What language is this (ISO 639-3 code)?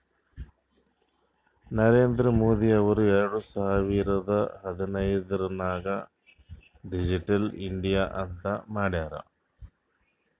kan